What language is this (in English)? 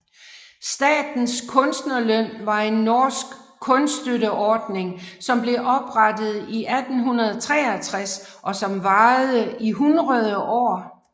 Danish